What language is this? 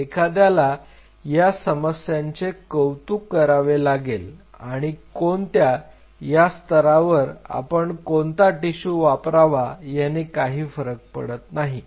Marathi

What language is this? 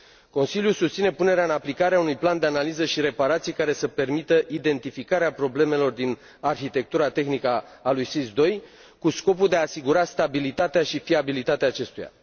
Romanian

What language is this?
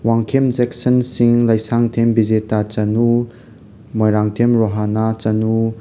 Manipuri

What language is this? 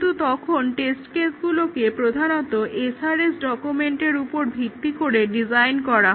Bangla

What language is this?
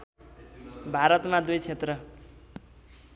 Nepali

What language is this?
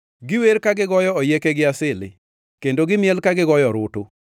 Luo (Kenya and Tanzania)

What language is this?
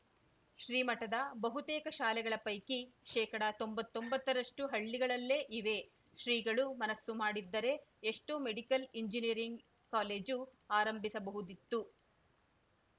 Kannada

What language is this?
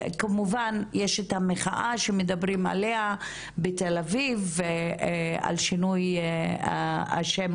Hebrew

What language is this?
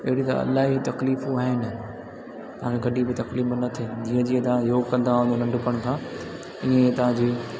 Sindhi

